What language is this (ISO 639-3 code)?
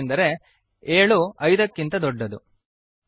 kan